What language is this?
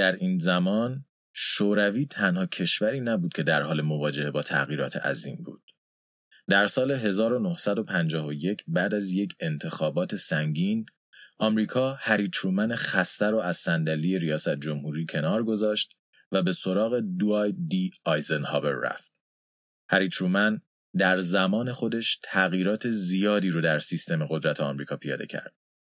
Persian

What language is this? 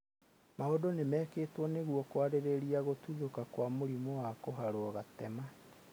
Kikuyu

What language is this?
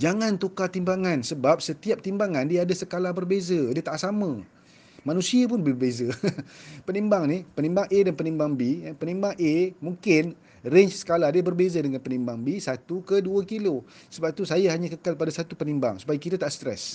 Malay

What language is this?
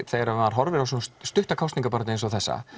Icelandic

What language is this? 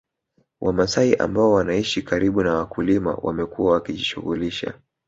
Swahili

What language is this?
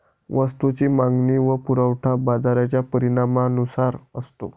Marathi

